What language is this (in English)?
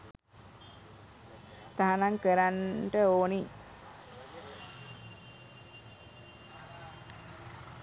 Sinhala